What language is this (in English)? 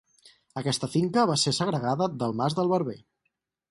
Catalan